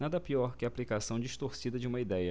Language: Portuguese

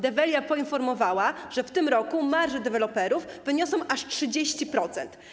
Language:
Polish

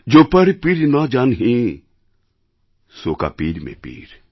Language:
Bangla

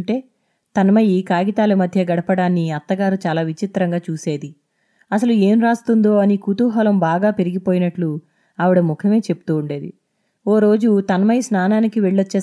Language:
Telugu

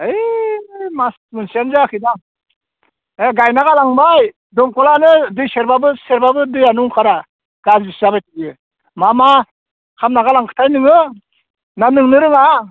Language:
Bodo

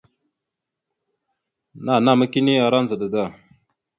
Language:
Mada (Cameroon)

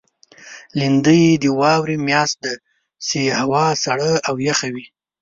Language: Pashto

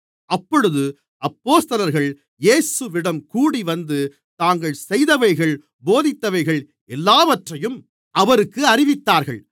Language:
Tamil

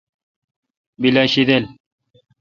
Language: Kalkoti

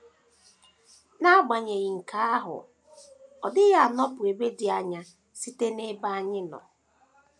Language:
Igbo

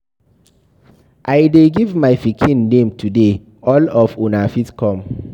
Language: Nigerian Pidgin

